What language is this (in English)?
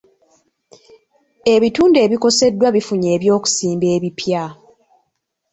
Ganda